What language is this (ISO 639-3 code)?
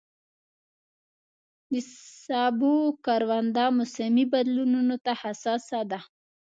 pus